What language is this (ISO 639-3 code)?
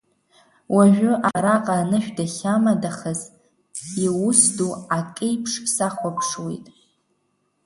abk